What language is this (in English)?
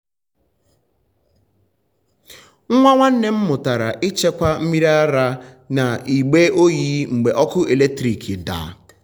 Igbo